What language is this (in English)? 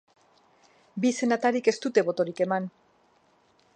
Basque